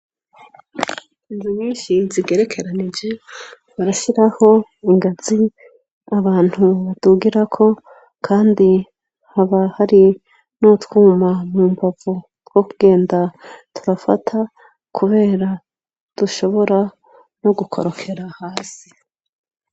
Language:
Rundi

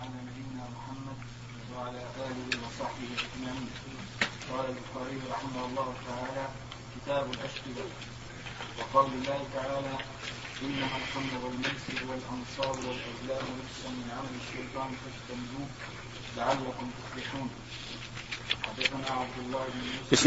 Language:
Arabic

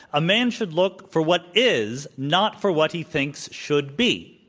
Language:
English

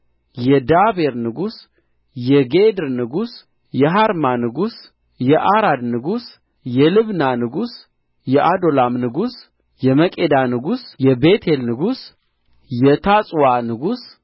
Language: Amharic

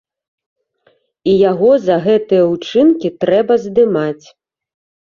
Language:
Belarusian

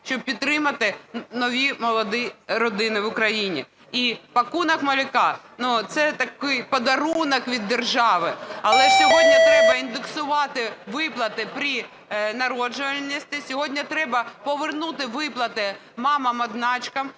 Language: Ukrainian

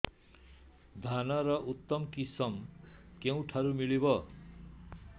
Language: Odia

